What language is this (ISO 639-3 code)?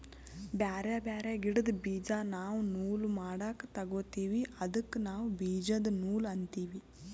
kan